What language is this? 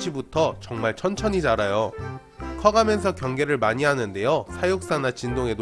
Korean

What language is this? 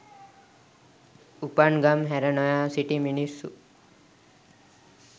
Sinhala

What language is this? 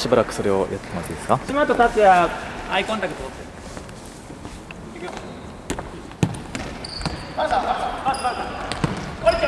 Japanese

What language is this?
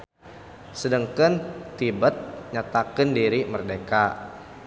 Sundanese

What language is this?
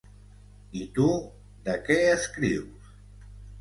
Catalan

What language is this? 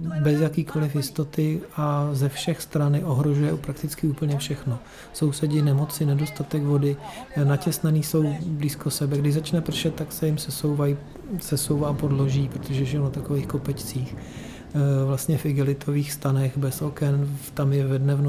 Czech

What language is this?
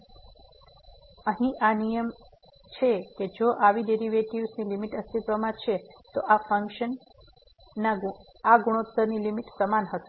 Gujarati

